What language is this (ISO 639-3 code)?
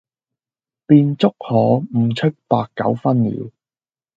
yue